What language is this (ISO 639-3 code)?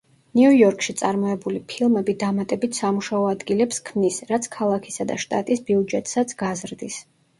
kat